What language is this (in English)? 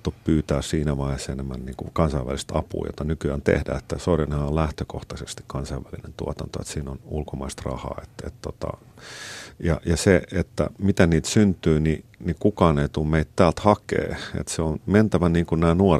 Finnish